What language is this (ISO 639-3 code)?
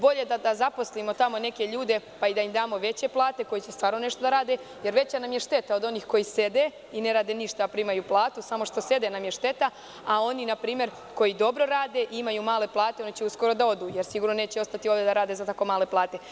srp